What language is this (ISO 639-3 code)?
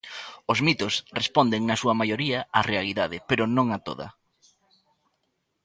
glg